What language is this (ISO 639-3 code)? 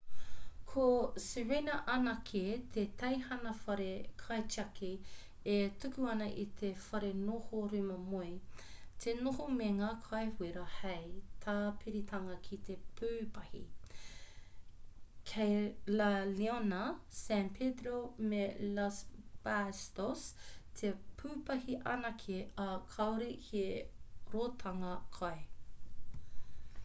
mri